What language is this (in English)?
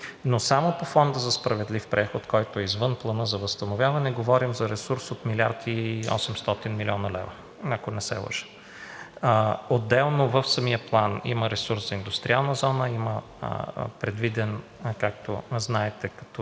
Bulgarian